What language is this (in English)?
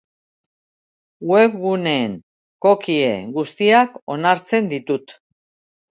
Basque